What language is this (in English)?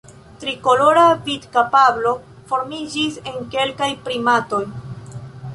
Esperanto